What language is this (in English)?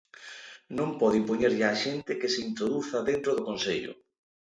Galician